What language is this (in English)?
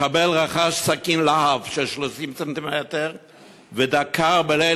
Hebrew